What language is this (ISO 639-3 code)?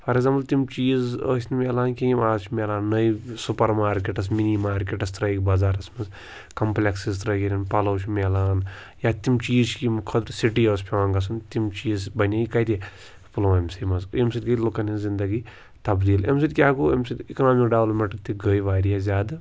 kas